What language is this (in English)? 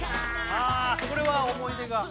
Japanese